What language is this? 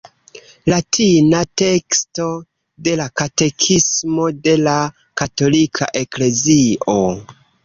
Esperanto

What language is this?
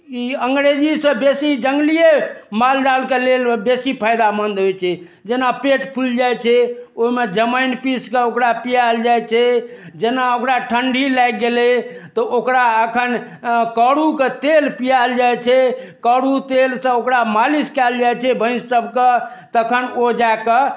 Maithili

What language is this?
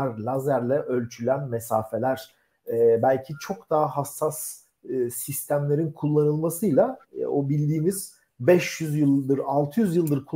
Turkish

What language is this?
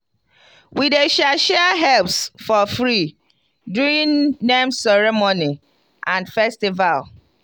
Nigerian Pidgin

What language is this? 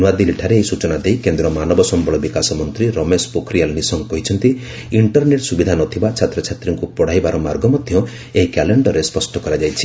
Odia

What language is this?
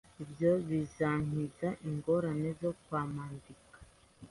Kinyarwanda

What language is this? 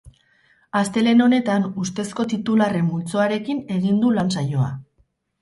Basque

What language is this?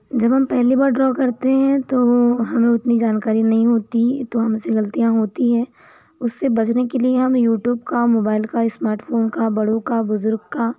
Hindi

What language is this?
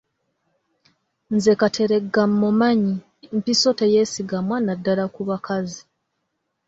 Ganda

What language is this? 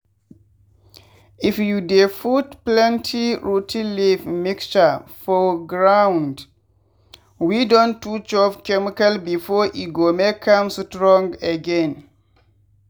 Nigerian Pidgin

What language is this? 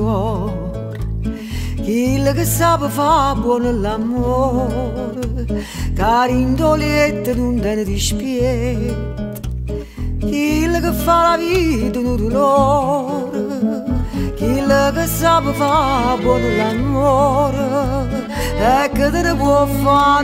Italian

